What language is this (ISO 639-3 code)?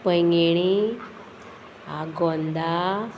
kok